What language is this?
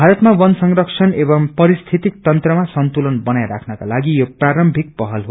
Nepali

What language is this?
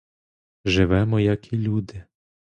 Ukrainian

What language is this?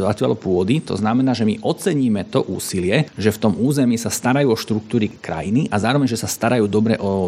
Slovak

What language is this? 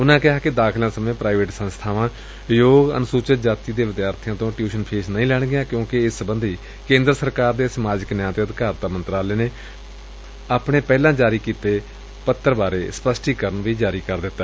Punjabi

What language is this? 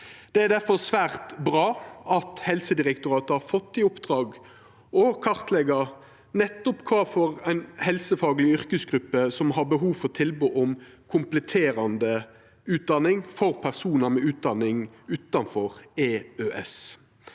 Norwegian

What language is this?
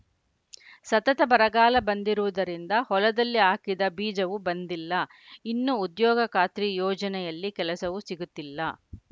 Kannada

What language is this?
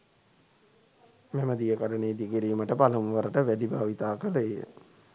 Sinhala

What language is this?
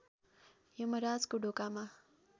Nepali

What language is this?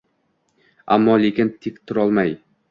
Uzbek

